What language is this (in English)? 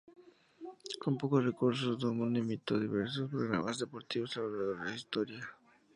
Spanish